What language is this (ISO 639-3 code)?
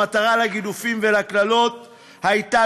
heb